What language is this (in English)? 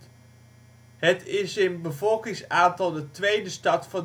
Dutch